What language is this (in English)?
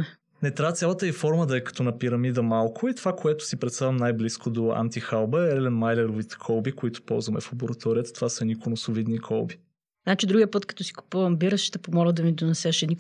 Bulgarian